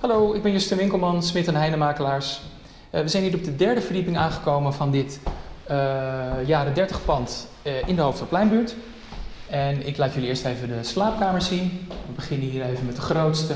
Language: Dutch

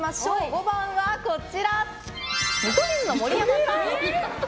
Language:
Japanese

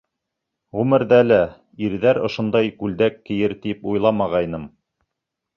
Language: Bashkir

